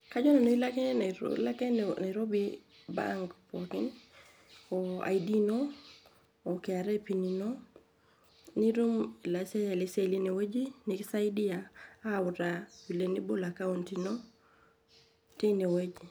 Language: Masai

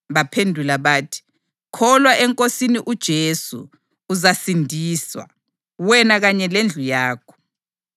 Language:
North Ndebele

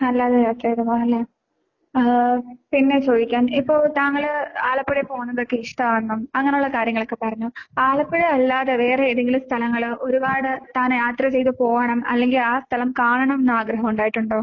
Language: Malayalam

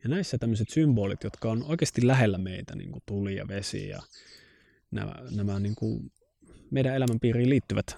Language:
Finnish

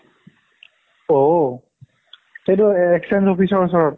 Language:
Assamese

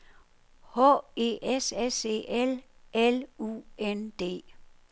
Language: Danish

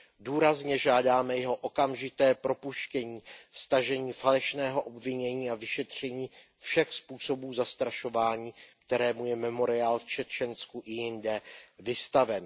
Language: Czech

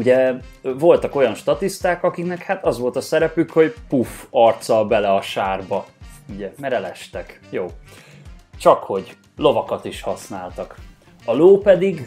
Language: Hungarian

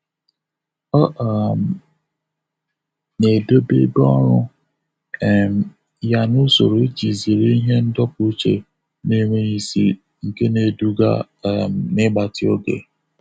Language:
Igbo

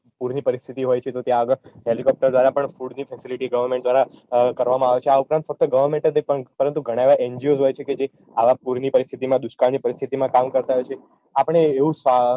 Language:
Gujarati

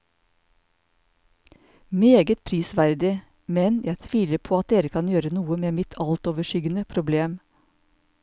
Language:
Norwegian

